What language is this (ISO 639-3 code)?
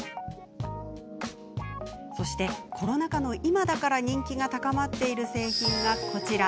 jpn